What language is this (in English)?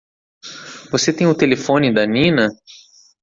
Portuguese